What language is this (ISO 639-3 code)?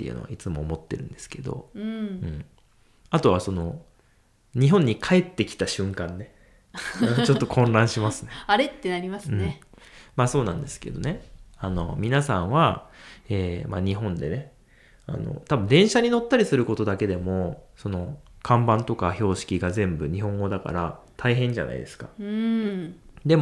jpn